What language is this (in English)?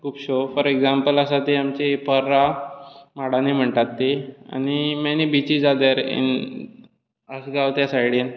Konkani